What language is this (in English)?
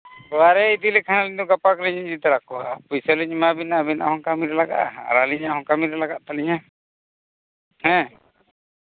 Santali